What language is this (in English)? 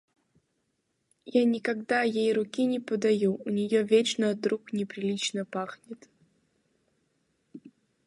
Russian